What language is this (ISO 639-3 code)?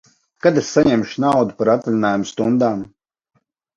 lav